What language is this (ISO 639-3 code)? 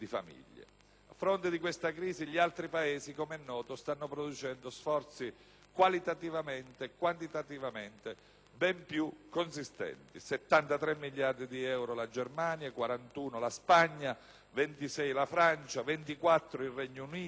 ita